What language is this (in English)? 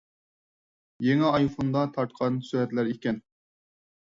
Uyghur